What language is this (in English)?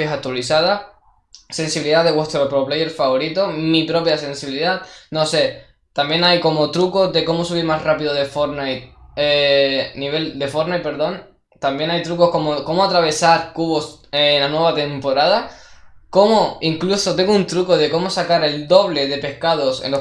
Spanish